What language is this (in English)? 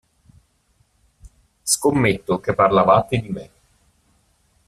Italian